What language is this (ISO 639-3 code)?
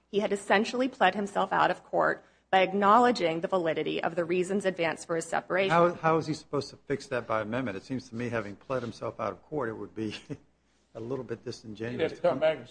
eng